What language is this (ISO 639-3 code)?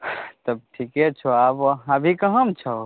mai